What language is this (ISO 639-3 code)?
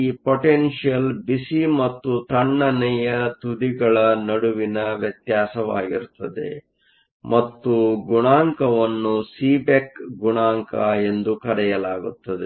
kan